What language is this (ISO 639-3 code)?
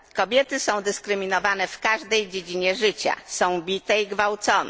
pol